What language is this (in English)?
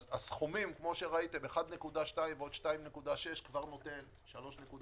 Hebrew